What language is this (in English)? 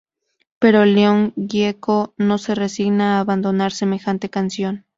Spanish